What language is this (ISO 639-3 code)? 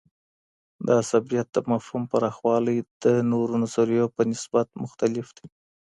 pus